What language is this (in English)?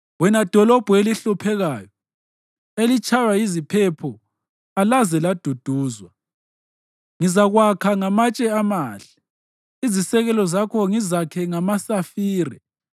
North Ndebele